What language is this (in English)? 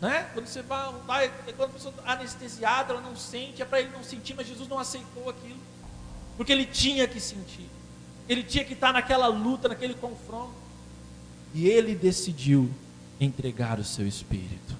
Portuguese